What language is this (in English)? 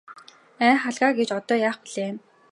Mongolian